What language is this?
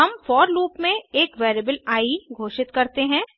Hindi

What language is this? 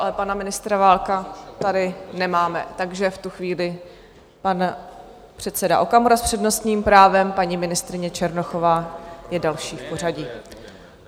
Czech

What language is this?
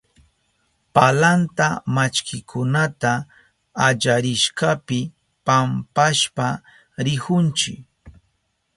Southern Pastaza Quechua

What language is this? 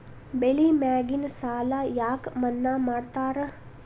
Kannada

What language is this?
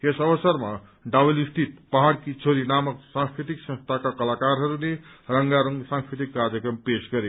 Nepali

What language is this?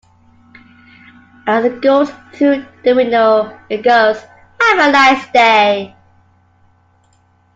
English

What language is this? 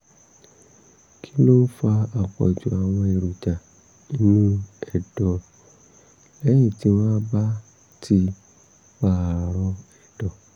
Yoruba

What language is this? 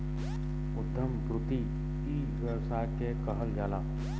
Bhojpuri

